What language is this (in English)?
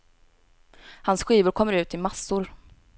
Swedish